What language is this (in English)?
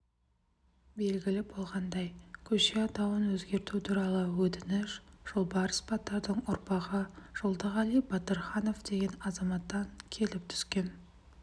Kazakh